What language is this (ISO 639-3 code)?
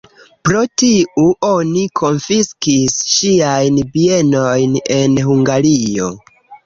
epo